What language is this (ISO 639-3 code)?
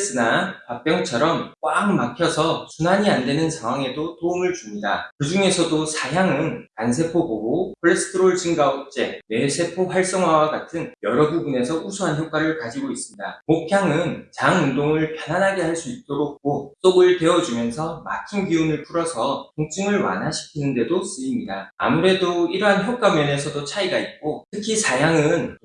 kor